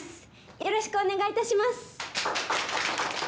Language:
Japanese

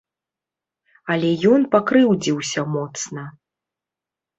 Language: Belarusian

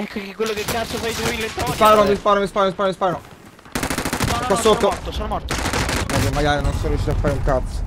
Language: Italian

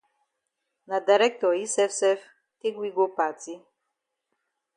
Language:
Cameroon Pidgin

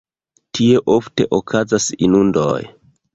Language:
Esperanto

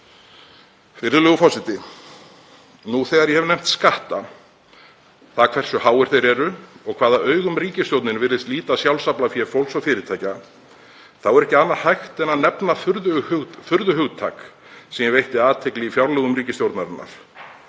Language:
Icelandic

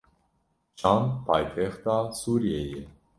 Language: Kurdish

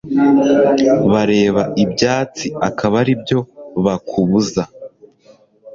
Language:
Kinyarwanda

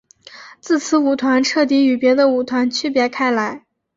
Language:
Chinese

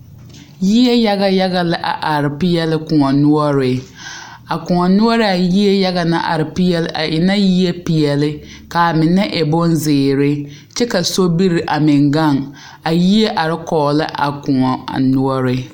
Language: Southern Dagaare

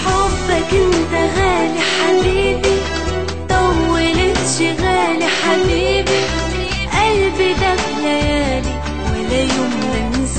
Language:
Arabic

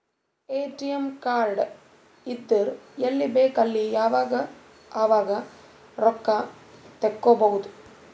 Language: Kannada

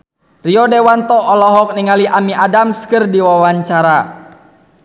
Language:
Sundanese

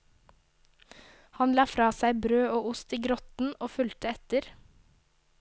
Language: Norwegian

